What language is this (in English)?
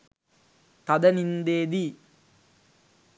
Sinhala